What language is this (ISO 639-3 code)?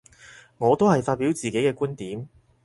yue